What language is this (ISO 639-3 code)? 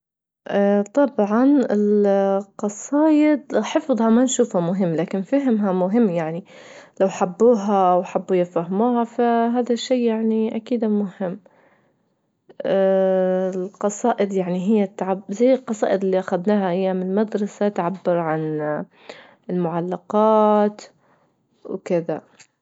ayl